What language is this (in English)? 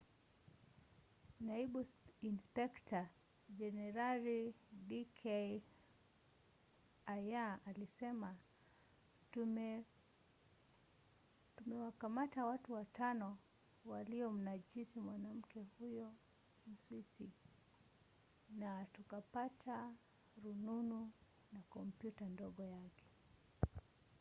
Swahili